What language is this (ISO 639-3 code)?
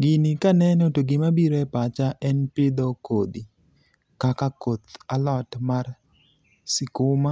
luo